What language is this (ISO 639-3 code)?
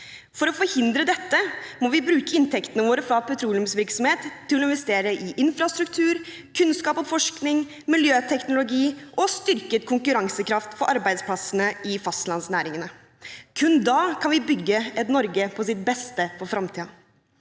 nor